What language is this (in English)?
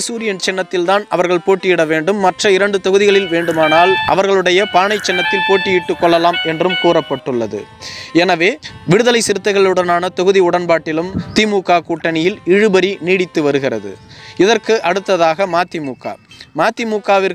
Tamil